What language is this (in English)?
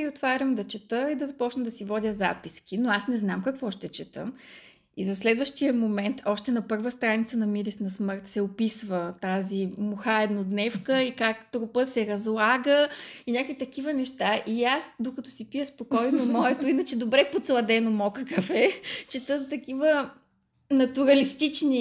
Bulgarian